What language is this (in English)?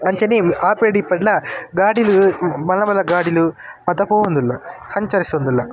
Tulu